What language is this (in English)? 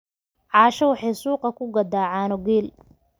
Somali